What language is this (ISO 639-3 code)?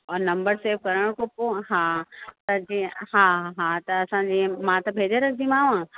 snd